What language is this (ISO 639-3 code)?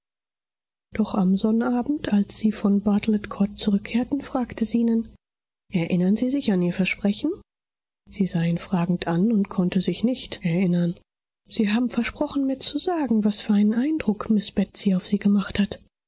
deu